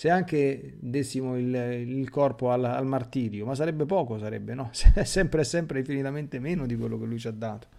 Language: Italian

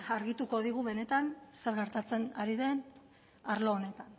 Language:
Basque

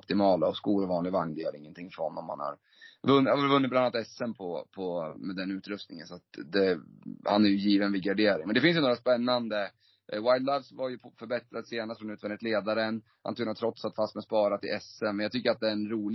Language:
Swedish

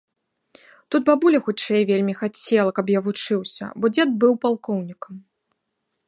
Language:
Belarusian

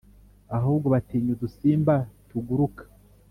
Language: Kinyarwanda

